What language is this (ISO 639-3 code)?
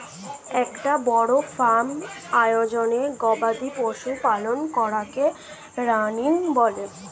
ben